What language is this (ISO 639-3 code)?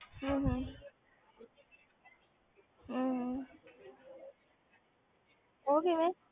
pan